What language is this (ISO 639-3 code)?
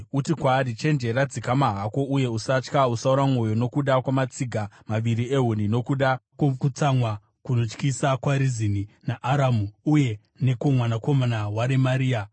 sna